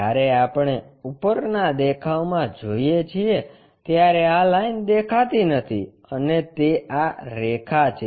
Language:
Gujarati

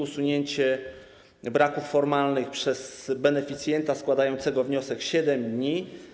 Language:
Polish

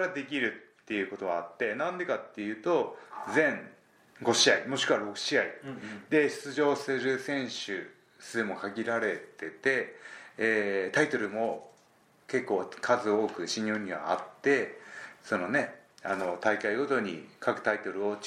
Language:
Japanese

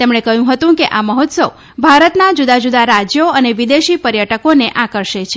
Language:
Gujarati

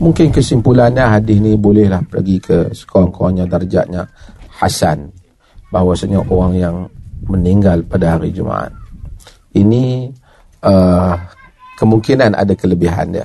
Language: Malay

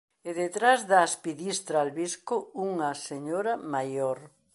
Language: Galician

